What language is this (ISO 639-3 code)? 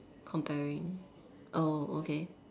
eng